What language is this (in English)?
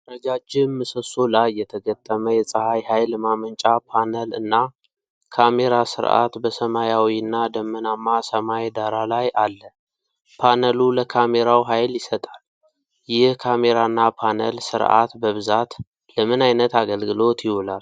Amharic